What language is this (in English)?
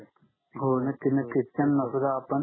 Marathi